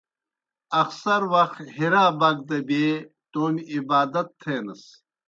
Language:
Kohistani Shina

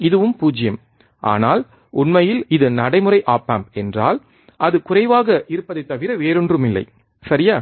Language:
Tamil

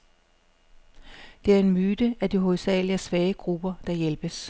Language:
Danish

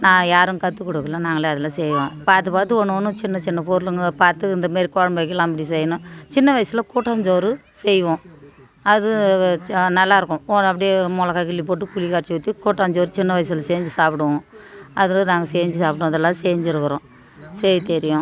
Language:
Tamil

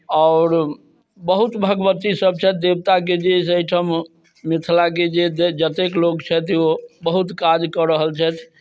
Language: Maithili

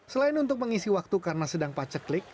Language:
Indonesian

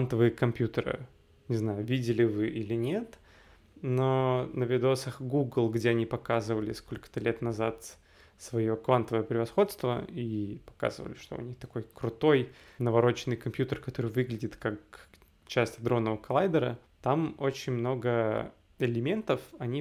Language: Russian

